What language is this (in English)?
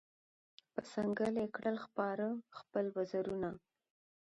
Pashto